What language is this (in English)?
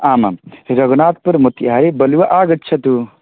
Sanskrit